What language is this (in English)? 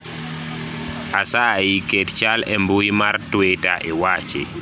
Luo (Kenya and Tanzania)